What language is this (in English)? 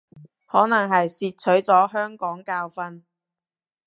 Cantonese